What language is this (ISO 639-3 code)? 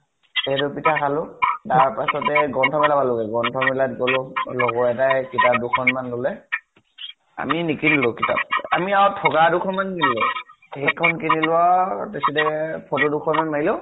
asm